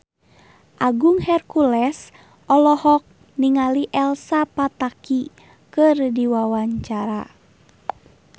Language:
Sundanese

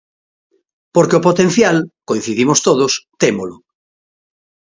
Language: Galician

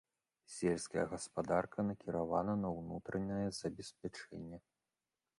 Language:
Belarusian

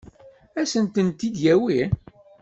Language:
Kabyle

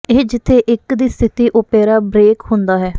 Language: Punjabi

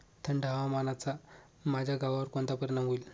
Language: Marathi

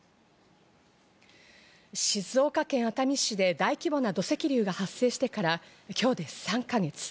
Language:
Japanese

